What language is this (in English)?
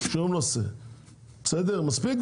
Hebrew